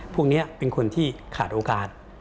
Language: Thai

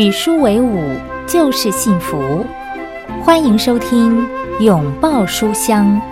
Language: Chinese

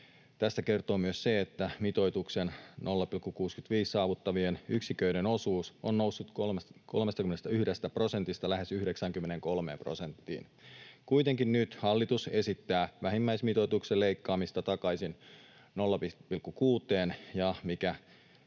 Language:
Finnish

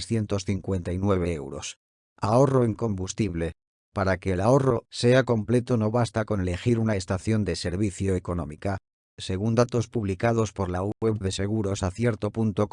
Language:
Spanish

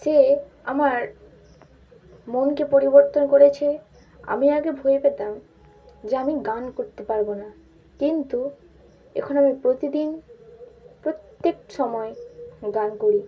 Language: Bangla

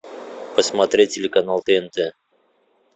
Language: Russian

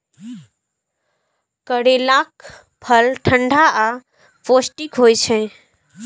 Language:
Maithili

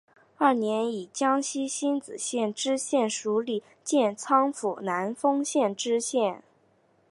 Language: Chinese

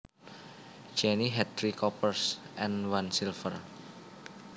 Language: Javanese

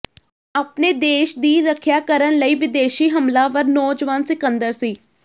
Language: Punjabi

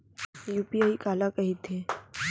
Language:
Chhattisgarhi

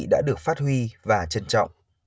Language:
Vietnamese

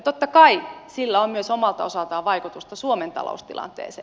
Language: Finnish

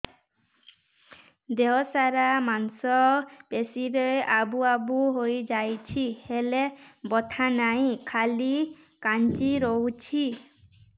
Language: Odia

